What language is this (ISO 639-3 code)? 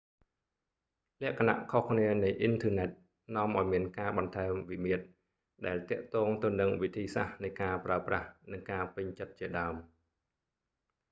khm